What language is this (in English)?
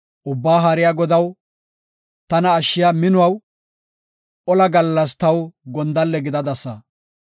Gofa